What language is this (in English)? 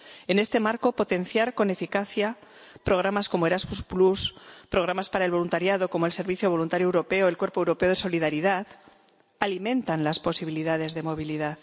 Spanish